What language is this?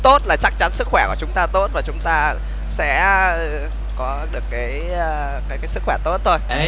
Vietnamese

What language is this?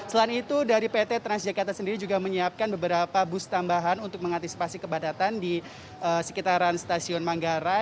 Indonesian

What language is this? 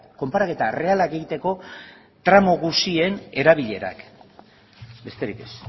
Basque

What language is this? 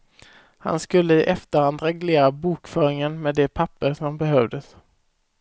Swedish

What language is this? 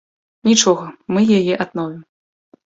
Belarusian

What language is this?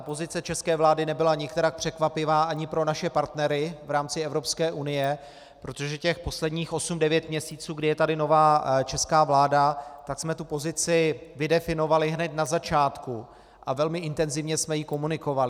Czech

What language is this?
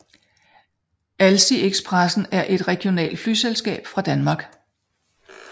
Danish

